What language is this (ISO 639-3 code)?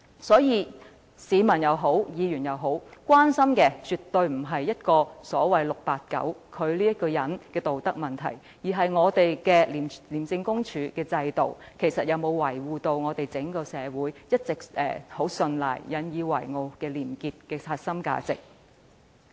yue